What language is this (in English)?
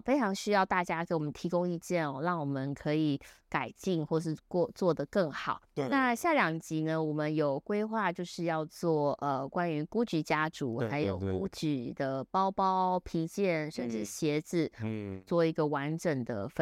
Chinese